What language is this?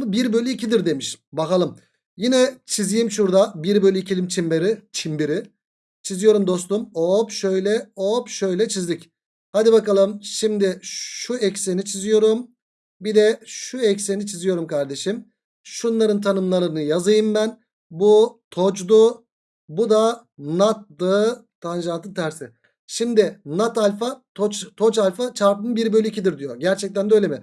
Turkish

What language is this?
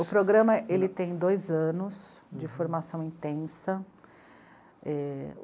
Portuguese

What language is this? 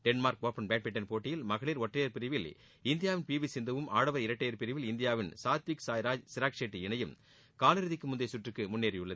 Tamil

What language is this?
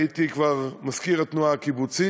Hebrew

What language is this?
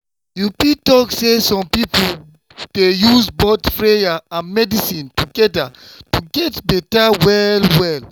Nigerian Pidgin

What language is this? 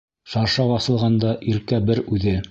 Bashkir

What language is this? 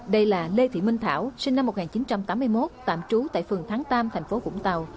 Vietnamese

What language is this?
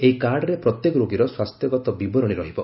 Odia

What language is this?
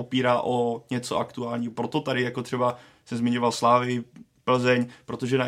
Czech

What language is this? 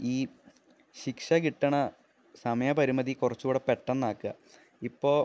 Malayalam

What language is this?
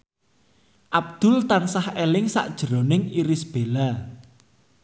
Javanese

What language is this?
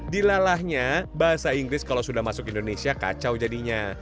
Indonesian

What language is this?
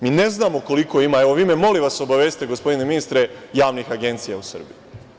Serbian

